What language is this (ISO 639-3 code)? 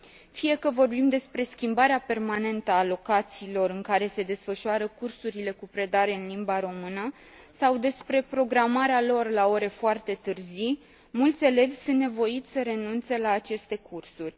ron